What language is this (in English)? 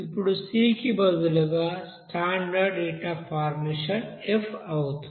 Telugu